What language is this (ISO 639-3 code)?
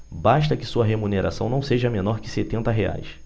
por